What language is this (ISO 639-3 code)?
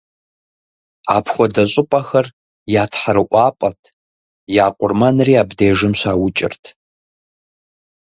kbd